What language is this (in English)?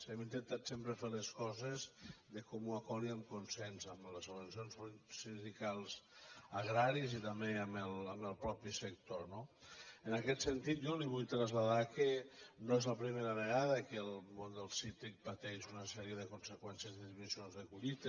Catalan